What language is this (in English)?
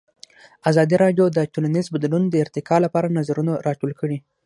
Pashto